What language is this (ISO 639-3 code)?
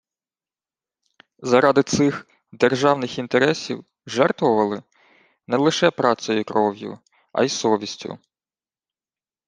ukr